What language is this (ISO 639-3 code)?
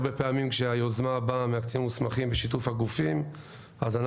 heb